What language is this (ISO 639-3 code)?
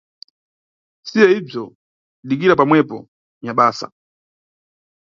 nyu